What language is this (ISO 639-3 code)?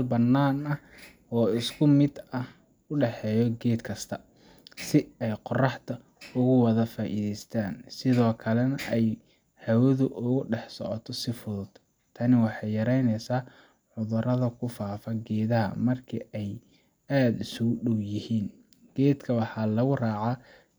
som